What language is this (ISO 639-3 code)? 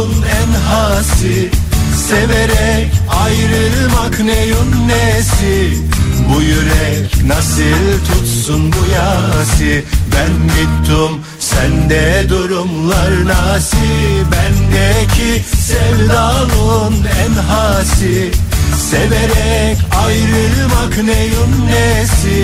tur